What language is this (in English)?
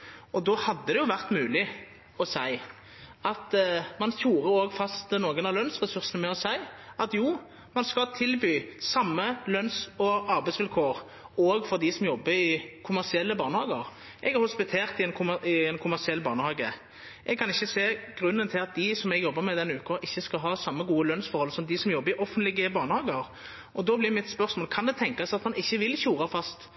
Norwegian Nynorsk